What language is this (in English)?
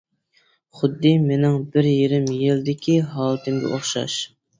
Uyghur